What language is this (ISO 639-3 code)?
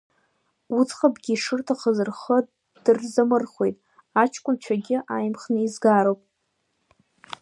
abk